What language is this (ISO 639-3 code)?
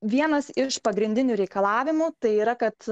lit